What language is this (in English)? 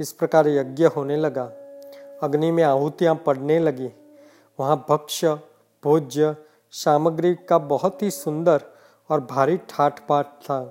Hindi